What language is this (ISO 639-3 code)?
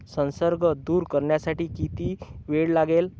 mar